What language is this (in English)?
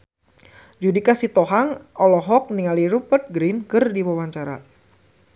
Sundanese